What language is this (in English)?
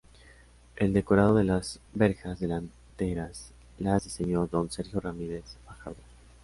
Spanish